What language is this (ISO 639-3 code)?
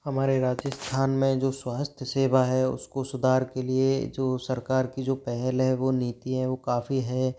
hin